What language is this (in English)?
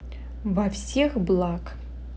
Russian